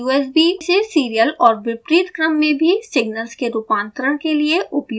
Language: Hindi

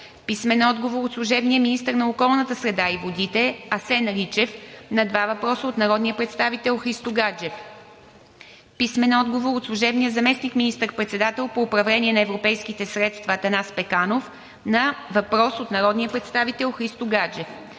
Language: Bulgarian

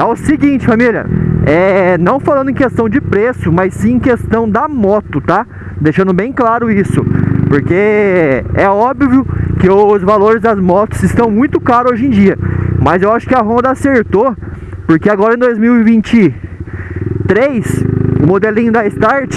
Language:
Portuguese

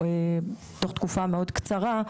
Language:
Hebrew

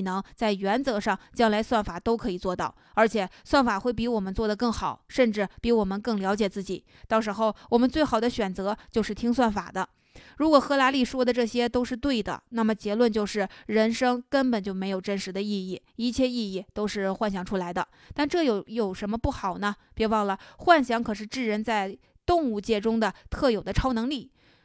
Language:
Chinese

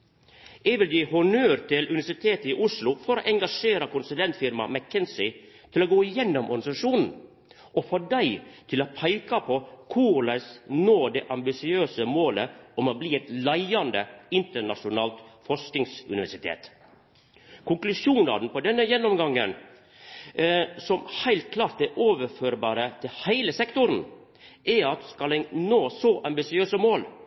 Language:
Norwegian Nynorsk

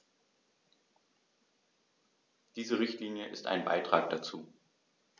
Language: German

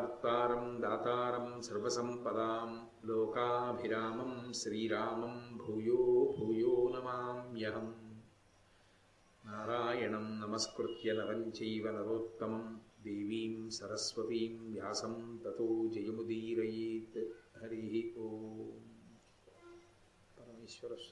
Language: Telugu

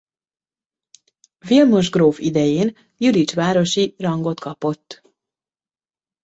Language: Hungarian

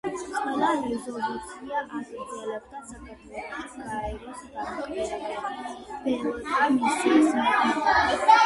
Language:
Georgian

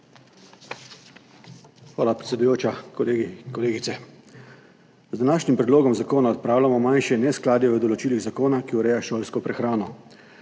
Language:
Slovenian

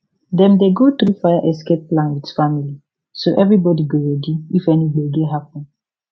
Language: Nigerian Pidgin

